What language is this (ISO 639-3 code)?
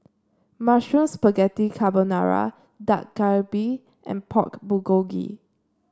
eng